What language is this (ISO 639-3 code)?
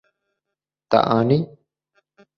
kur